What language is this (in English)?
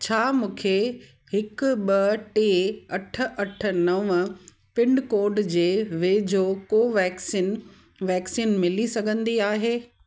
Sindhi